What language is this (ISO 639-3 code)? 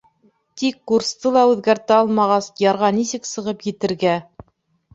bak